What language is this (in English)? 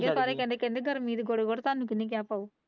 Punjabi